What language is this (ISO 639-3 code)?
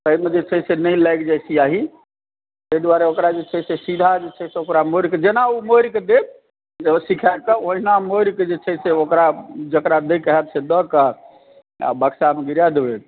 mai